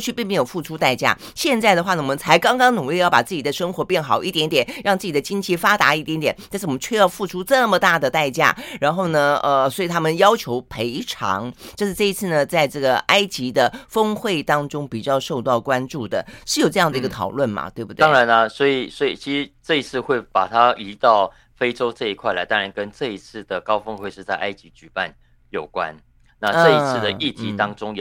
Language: Chinese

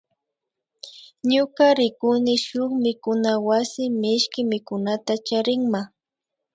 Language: Imbabura Highland Quichua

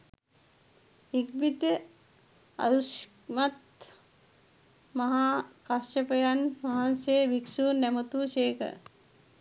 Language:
Sinhala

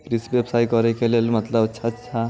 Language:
Maithili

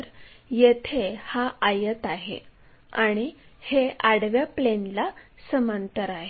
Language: Marathi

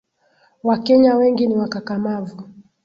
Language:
Swahili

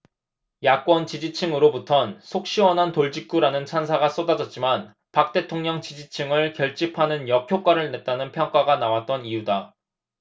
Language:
Korean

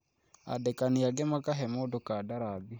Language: Kikuyu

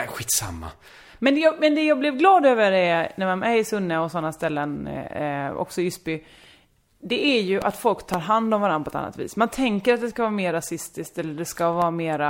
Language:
Swedish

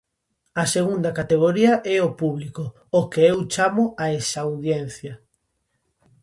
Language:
Galician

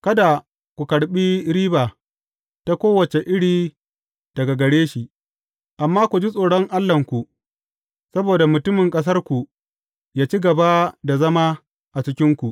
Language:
Hausa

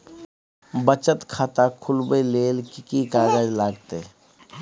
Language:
Maithili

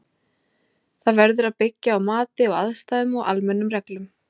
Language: Icelandic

